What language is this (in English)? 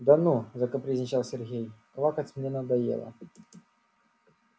Russian